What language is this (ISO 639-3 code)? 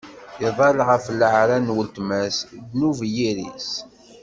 kab